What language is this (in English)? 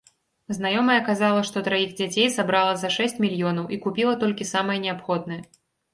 Belarusian